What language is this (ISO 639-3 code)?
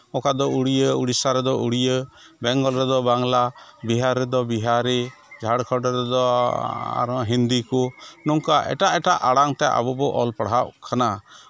sat